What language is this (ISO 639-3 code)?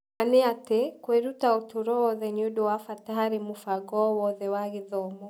kik